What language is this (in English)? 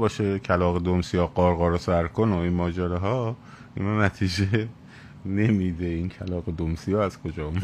Persian